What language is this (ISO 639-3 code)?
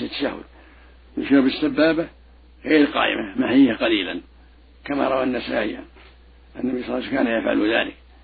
ara